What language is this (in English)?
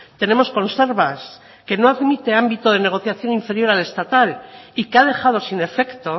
Spanish